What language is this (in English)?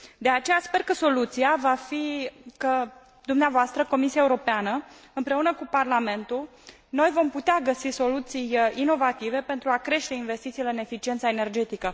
Romanian